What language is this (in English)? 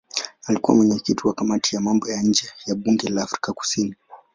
Swahili